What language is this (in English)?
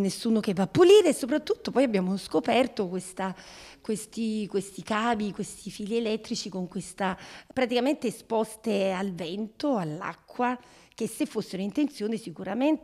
Italian